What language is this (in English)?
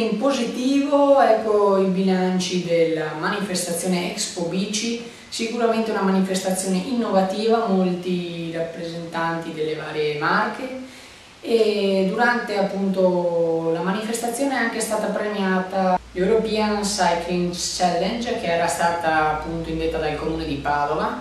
Italian